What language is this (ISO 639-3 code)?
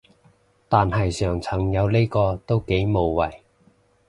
yue